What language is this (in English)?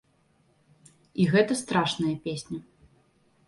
Belarusian